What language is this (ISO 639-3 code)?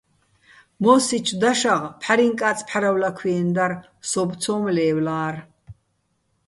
bbl